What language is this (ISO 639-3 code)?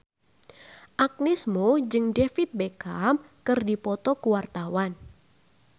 sun